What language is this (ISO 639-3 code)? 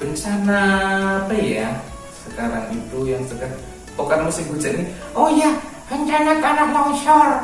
ind